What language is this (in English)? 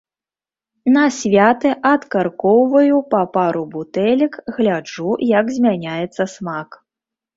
Belarusian